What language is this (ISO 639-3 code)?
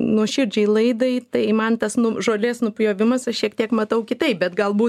lit